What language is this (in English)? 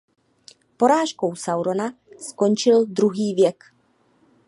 Czech